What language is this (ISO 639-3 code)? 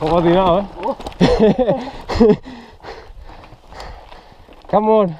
fin